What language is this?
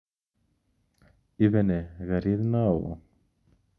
Kalenjin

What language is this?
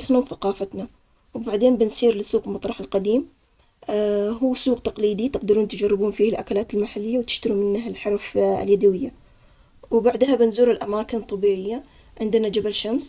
Omani Arabic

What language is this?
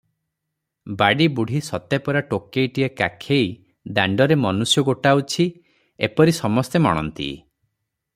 Odia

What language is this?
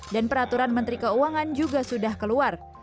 Indonesian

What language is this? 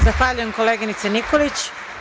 Serbian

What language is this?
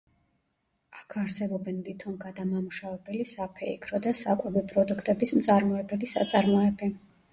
Georgian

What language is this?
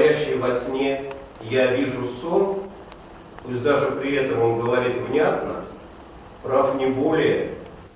Russian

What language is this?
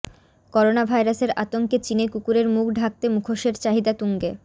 Bangla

